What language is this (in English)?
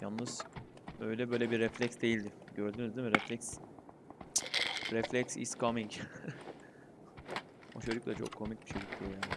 Turkish